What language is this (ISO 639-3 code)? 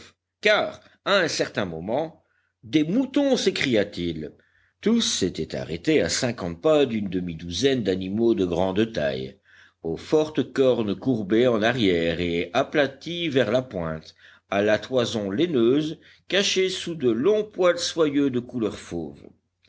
fra